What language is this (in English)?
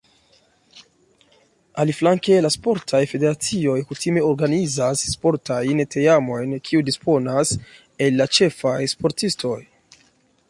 Esperanto